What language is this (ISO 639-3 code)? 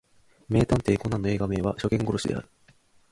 jpn